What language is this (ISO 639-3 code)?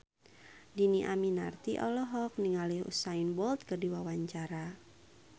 sun